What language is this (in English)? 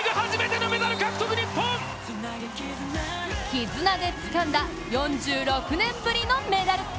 Japanese